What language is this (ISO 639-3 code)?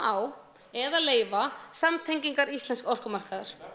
isl